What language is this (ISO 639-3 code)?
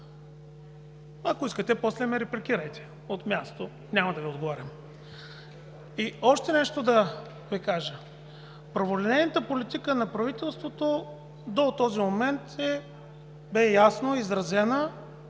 bul